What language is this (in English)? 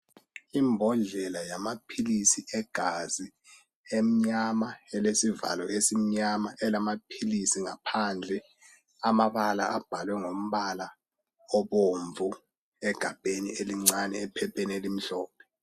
North Ndebele